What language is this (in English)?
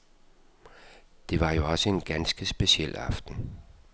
Danish